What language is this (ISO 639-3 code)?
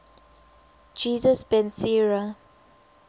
eng